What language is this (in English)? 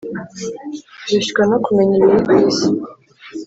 Kinyarwanda